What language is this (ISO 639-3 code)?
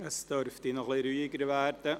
gsw